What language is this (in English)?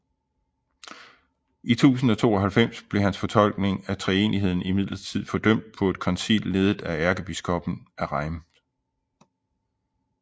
Danish